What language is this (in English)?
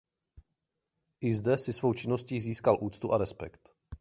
Czech